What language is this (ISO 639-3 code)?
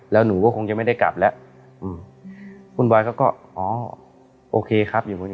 tha